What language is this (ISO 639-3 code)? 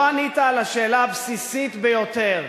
heb